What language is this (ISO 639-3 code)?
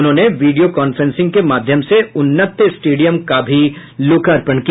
hin